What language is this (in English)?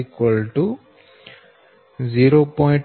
Gujarati